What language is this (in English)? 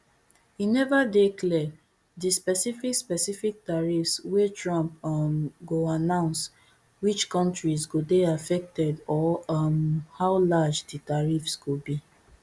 Nigerian Pidgin